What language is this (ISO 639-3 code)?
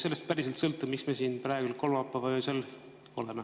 est